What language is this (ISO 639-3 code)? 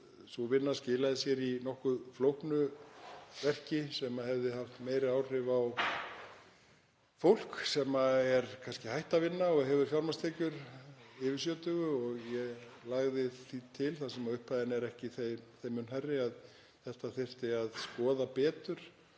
isl